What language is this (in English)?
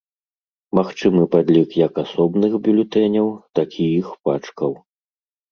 Belarusian